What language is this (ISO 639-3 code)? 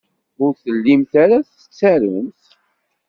kab